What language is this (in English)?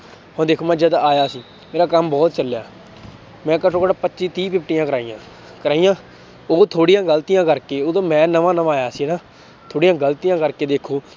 Punjabi